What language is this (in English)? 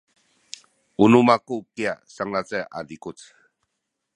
Sakizaya